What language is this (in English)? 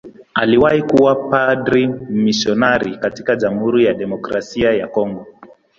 Swahili